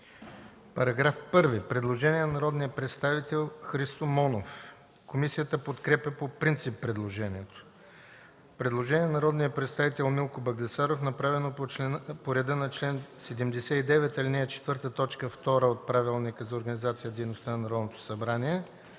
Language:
Bulgarian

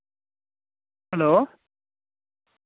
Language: Dogri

